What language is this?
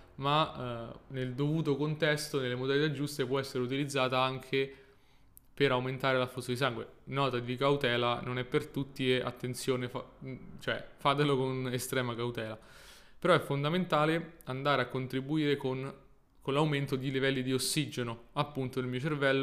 Italian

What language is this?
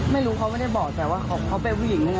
Thai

